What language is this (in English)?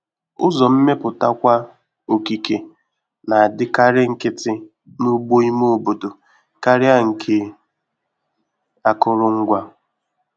Igbo